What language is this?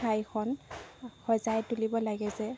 Assamese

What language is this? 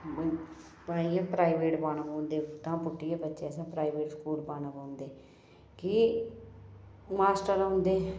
Dogri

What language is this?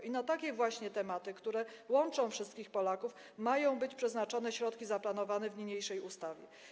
Polish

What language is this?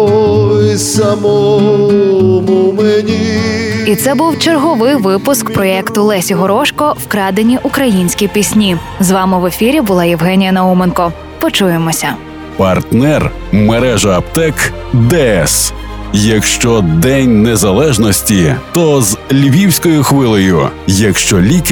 Ukrainian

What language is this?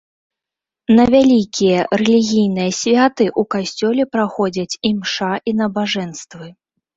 Belarusian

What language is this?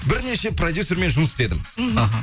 Kazakh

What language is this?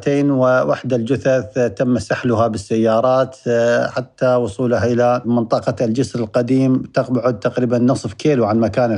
Arabic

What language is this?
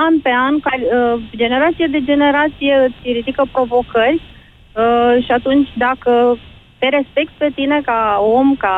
Romanian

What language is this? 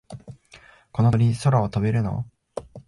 Japanese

